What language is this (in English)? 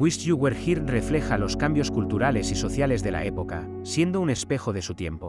Spanish